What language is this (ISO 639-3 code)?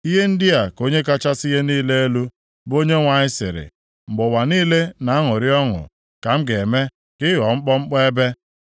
ibo